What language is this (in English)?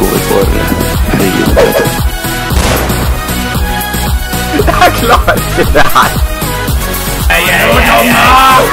Norwegian